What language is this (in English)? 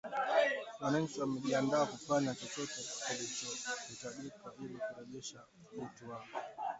Swahili